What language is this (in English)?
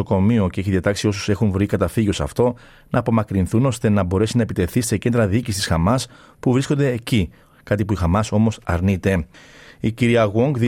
Greek